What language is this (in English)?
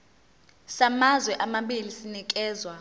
Zulu